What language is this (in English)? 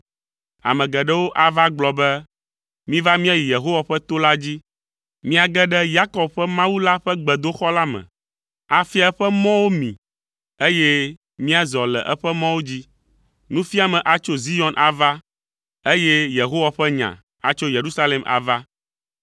Ewe